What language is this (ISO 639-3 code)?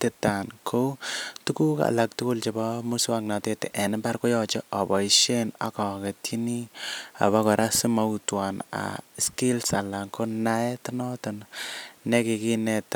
kln